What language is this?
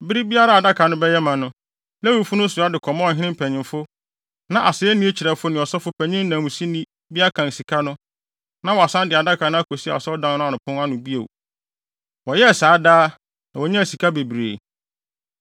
Akan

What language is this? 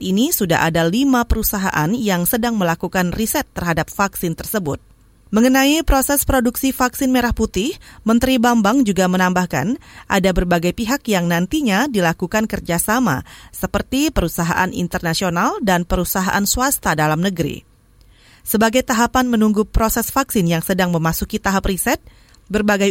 Indonesian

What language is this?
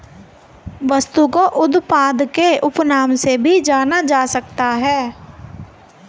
Hindi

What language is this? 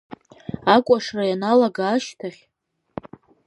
Abkhazian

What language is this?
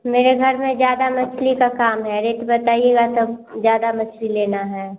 Hindi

